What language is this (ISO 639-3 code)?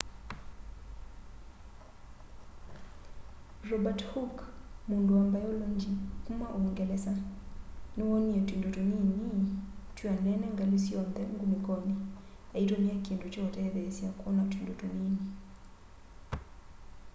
kam